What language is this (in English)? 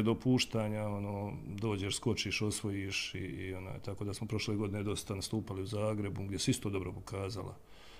Croatian